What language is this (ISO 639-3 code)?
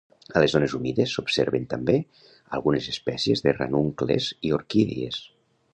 cat